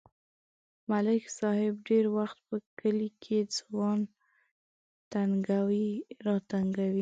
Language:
Pashto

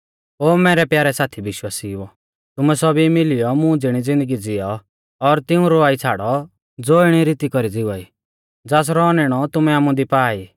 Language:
Mahasu Pahari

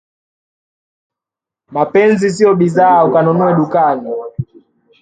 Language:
Swahili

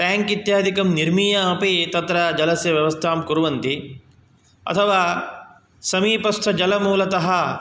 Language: Sanskrit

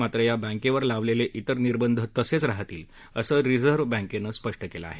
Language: Marathi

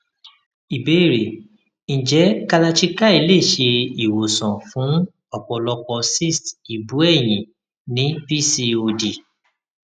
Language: Yoruba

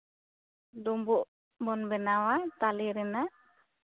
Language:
Santali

